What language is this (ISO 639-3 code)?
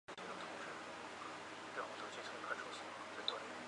zho